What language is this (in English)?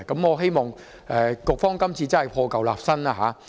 Cantonese